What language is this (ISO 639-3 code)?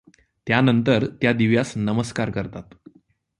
mar